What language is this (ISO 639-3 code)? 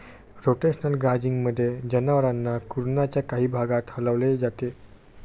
mar